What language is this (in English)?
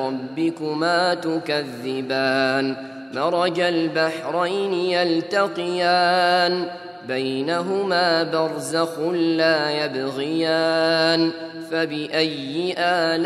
Arabic